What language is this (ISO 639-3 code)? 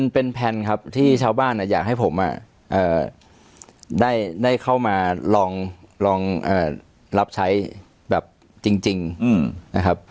tha